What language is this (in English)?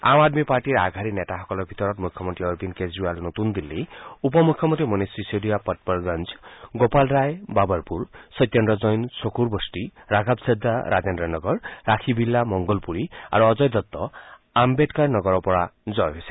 Assamese